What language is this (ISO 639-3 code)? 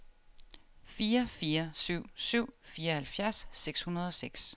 dan